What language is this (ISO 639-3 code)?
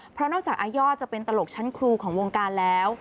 tha